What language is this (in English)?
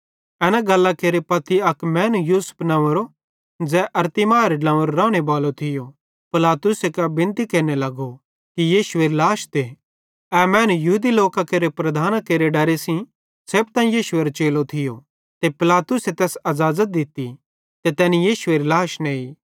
Bhadrawahi